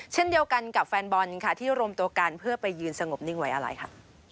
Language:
Thai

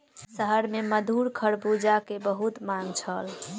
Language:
Maithili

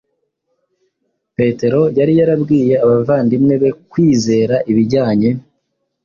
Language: Kinyarwanda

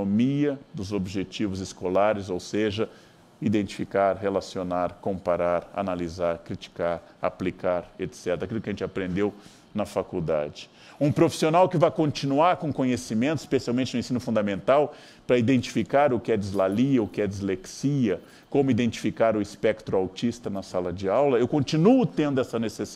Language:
Portuguese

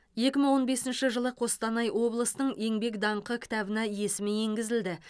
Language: Kazakh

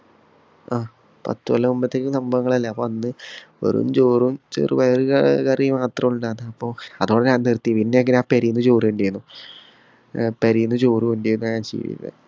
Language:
Malayalam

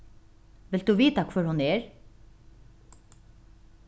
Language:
Faroese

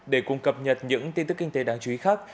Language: Vietnamese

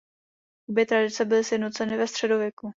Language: Czech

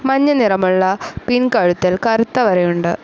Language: Malayalam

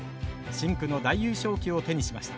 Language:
Japanese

